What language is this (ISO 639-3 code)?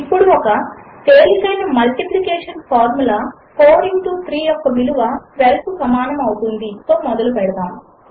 tel